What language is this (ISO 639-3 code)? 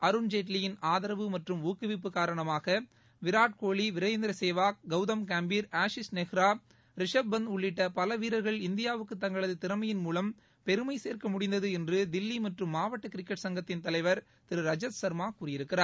tam